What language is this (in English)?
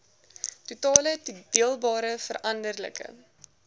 Afrikaans